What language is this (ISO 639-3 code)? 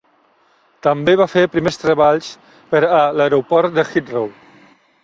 cat